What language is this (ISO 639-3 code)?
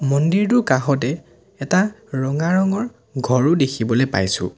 asm